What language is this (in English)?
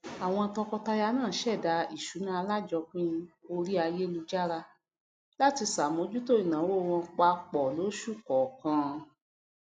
Yoruba